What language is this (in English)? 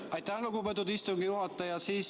Estonian